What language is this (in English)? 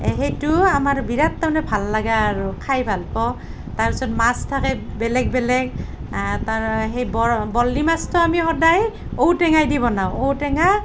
Assamese